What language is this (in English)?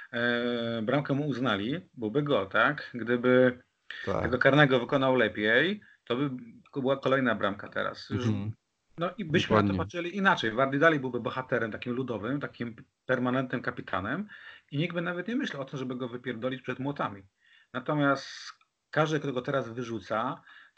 Polish